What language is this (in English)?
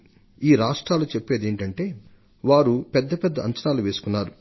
Telugu